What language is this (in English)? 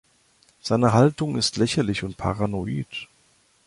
German